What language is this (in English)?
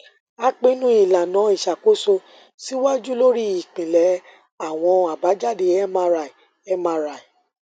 Yoruba